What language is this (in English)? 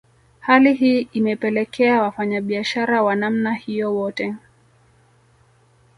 Swahili